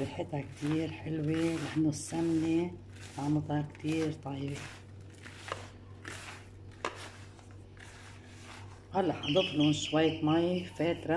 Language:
Arabic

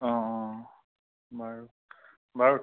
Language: Assamese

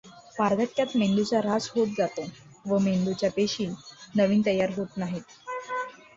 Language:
Marathi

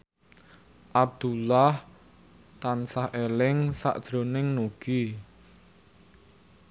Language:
Javanese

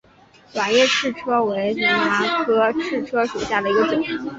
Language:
Chinese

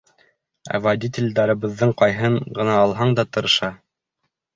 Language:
Bashkir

